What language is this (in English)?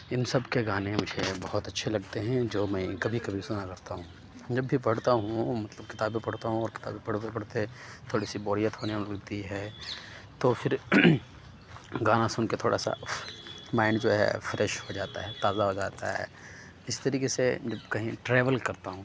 Urdu